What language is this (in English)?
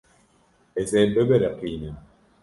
Kurdish